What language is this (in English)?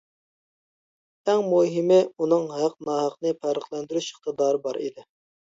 Uyghur